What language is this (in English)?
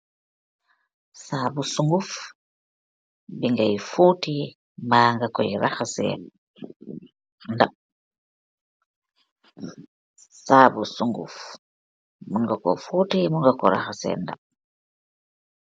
Wolof